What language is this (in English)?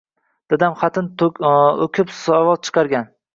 Uzbek